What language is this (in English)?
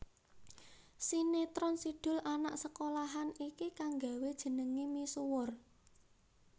Javanese